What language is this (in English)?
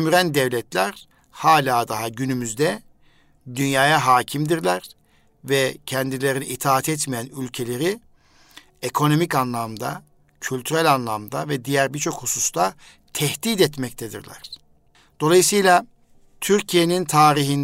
Turkish